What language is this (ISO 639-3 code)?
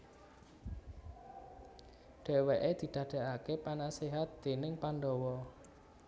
jav